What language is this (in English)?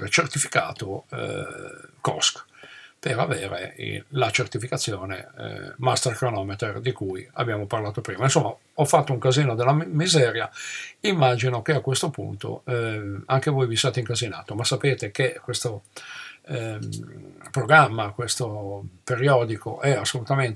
Italian